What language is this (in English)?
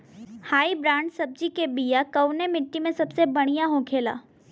Bhojpuri